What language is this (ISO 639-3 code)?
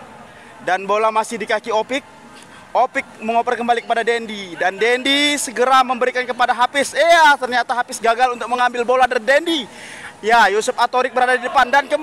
ind